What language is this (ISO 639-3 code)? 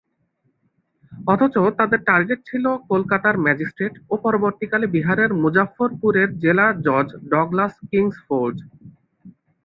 ben